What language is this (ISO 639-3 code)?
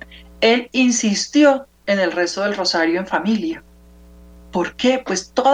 spa